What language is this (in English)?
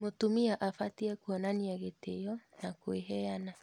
Kikuyu